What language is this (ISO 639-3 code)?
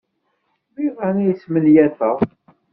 kab